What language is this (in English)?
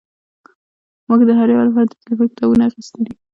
Pashto